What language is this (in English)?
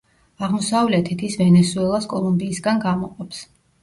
Georgian